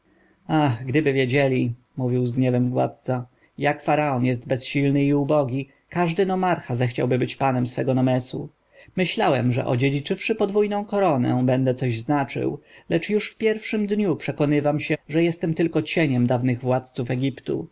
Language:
Polish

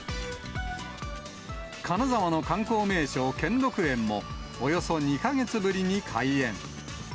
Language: Japanese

